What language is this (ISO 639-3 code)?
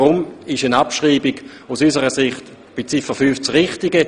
gsw